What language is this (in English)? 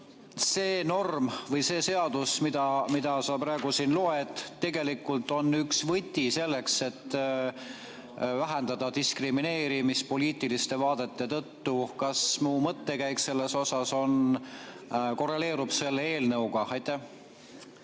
Estonian